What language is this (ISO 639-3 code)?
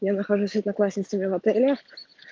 rus